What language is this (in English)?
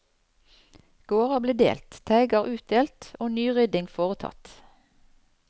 Norwegian